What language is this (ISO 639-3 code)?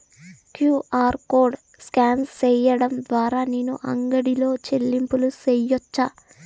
tel